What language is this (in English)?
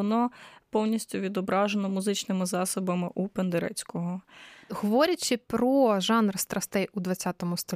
Ukrainian